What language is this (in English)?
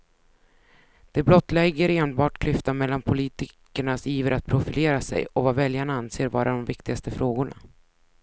Swedish